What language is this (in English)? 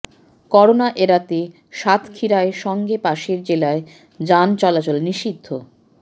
Bangla